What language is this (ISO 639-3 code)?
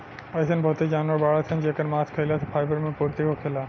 bho